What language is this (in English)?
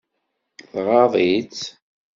Kabyle